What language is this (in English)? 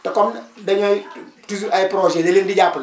Wolof